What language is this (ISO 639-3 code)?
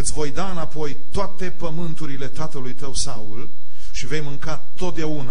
ron